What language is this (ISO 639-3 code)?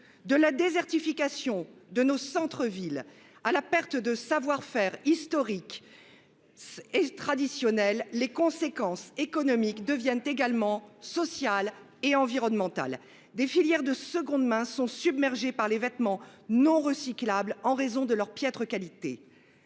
fra